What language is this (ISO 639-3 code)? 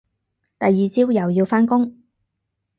yue